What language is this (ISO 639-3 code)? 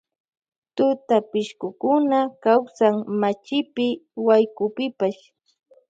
qvj